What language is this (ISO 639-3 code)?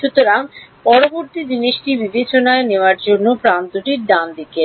ben